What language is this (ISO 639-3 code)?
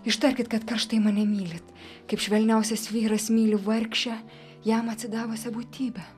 lit